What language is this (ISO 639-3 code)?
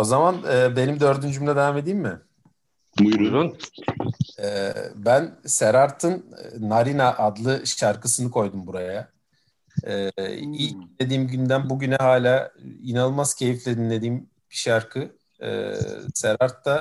tur